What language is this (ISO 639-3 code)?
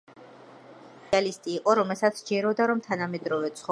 kat